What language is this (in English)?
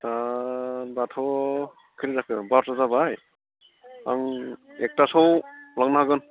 Bodo